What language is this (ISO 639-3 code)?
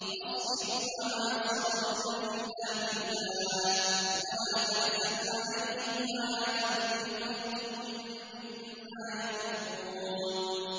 ara